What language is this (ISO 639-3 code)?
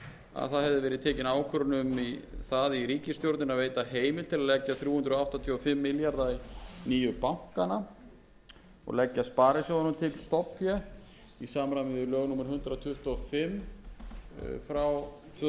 isl